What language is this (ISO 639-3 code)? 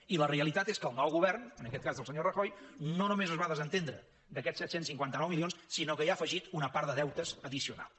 cat